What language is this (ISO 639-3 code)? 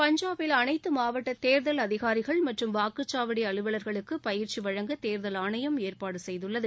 tam